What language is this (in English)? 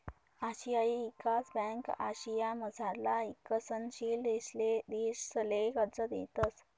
Marathi